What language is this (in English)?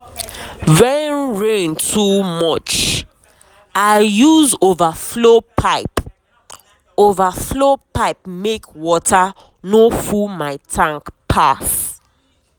Nigerian Pidgin